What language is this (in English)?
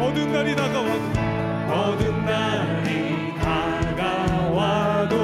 Korean